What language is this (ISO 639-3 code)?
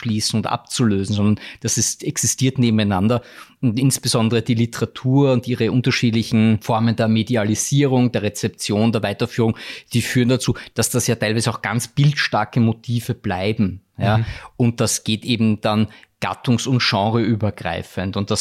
deu